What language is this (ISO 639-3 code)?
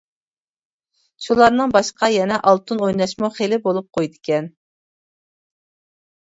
uig